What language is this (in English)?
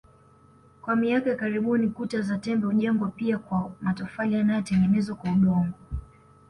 Swahili